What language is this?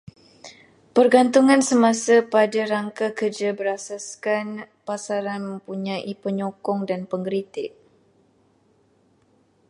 Malay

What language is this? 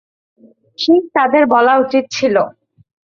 Bangla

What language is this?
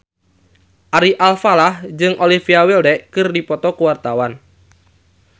Sundanese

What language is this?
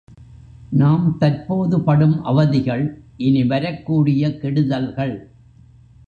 Tamil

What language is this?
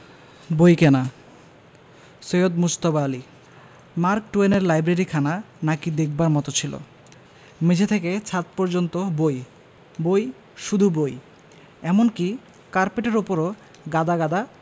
Bangla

